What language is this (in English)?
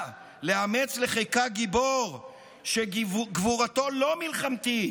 Hebrew